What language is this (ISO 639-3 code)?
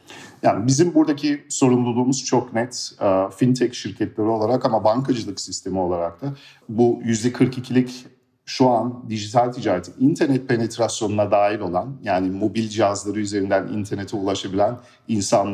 tur